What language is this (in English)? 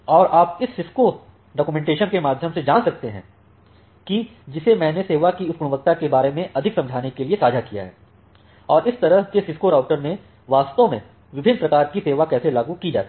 Hindi